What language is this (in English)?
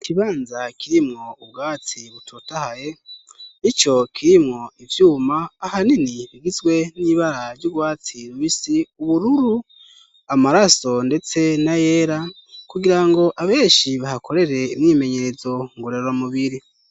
Rundi